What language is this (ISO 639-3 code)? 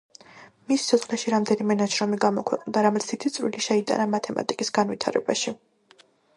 kat